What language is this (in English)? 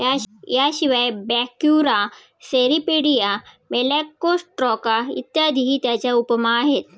Marathi